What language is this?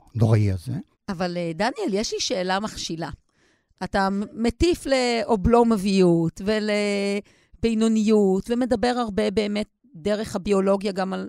Hebrew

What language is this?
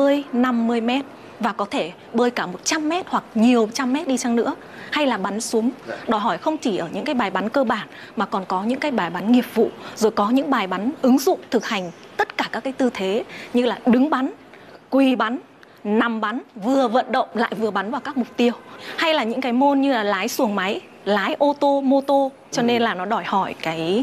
Vietnamese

